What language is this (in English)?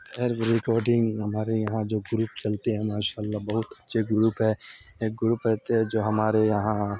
Urdu